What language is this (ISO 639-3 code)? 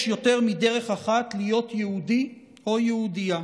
heb